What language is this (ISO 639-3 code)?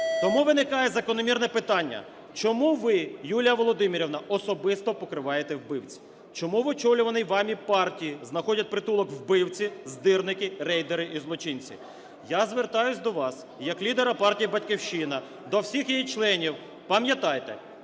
ukr